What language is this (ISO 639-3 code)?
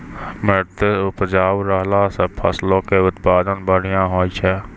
mai